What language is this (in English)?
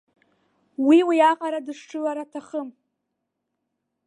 Abkhazian